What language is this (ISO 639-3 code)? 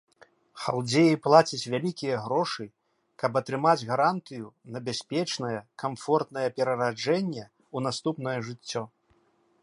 bel